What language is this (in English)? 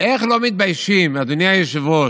Hebrew